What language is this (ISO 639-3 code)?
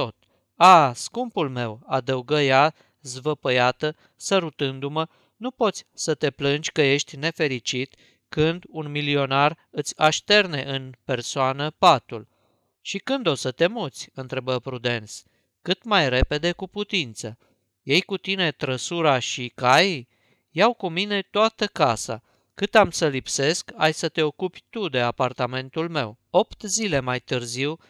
ron